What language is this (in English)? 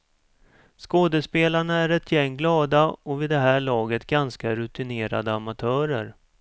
Swedish